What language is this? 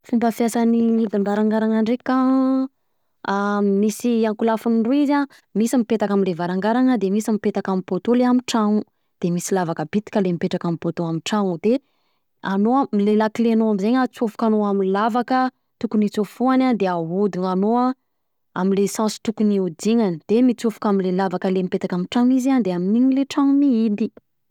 Southern Betsimisaraka Malagasy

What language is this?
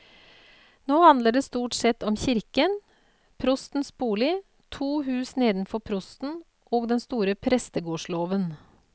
Norwegian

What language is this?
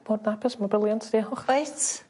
Welsh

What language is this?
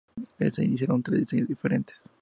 Spanish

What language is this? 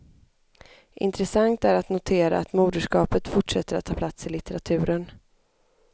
Swedish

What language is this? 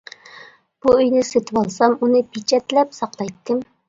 Uyghur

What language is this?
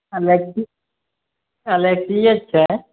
Maithili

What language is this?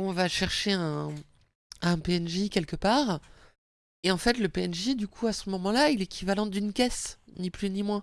French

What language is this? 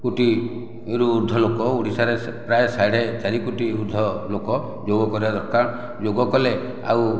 Odia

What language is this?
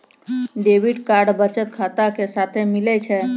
Maithili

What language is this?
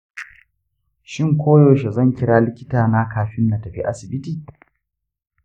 Hausa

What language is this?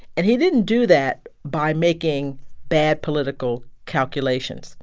English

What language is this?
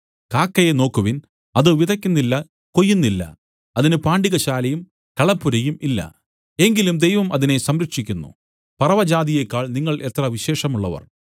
Malayalam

